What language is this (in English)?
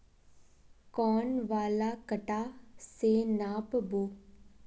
Magahi